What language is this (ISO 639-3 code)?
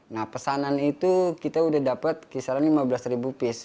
ind